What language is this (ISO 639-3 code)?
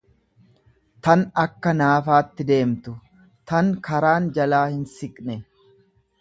orm